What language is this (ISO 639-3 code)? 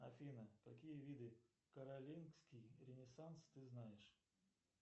rus